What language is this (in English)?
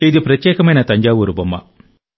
Telugu